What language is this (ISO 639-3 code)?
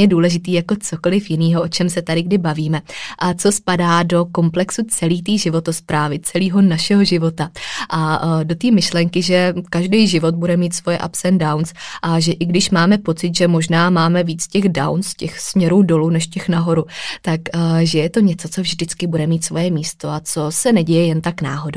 ces